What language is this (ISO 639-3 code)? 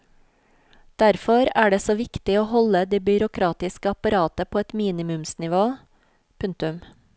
nor